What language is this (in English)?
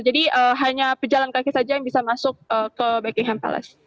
Indonesian